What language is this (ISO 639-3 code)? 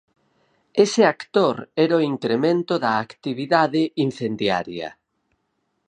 glg